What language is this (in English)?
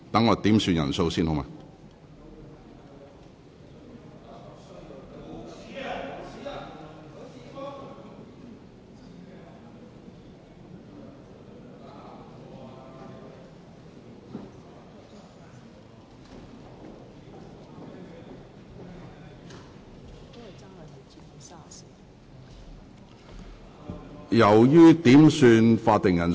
Cantonese